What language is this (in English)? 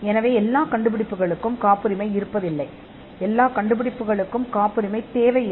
Tamil